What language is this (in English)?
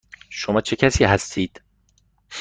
Persian